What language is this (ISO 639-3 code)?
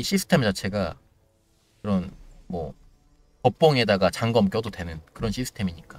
kor